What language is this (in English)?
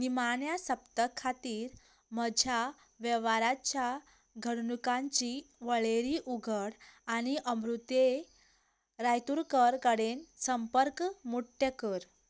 Konkani